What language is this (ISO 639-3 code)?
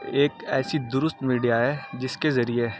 urd